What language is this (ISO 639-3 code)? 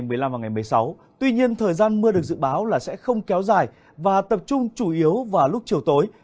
vie